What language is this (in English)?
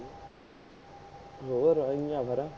Punjabi